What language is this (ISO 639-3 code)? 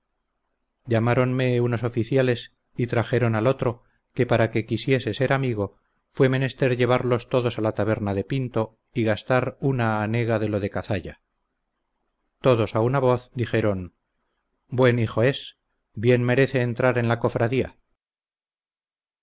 spa